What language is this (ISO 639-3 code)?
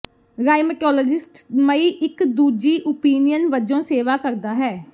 pan